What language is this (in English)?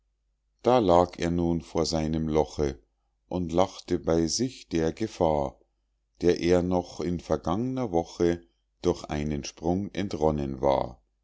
German